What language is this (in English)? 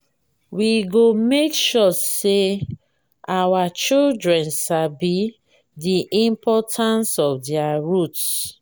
Nigerian Pidgin